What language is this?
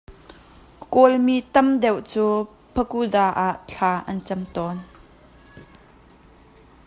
Hakha Chin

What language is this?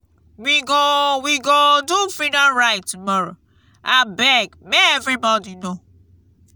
Nigerian Pidgin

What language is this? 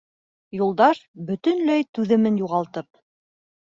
Bashkir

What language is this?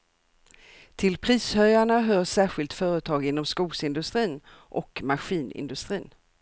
Swedish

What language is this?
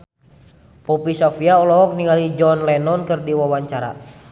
Sundanese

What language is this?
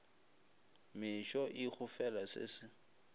Northern Sotho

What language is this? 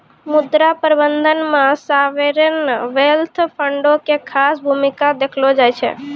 Maithili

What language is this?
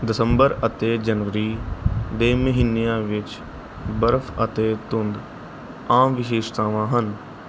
Punjabi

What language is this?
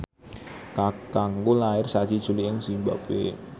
Javanese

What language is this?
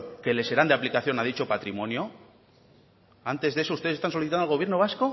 Spanish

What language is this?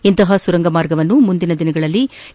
Kannada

